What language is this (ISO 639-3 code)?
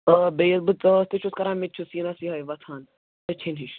kas